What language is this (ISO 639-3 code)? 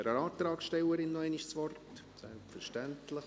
gsw